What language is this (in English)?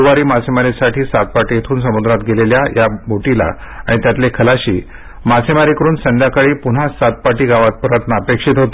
Marathi